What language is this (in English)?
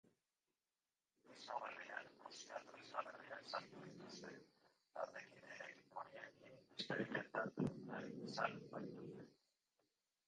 Basque